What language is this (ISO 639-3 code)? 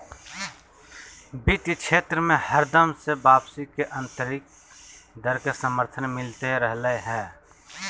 mag